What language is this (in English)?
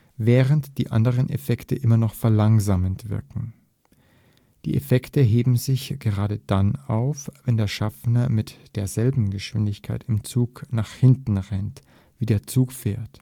German